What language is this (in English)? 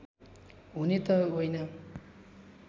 Nepali